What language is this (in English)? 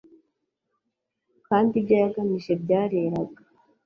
Kinyarwanda